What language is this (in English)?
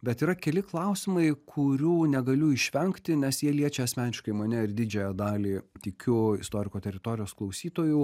Lithuanian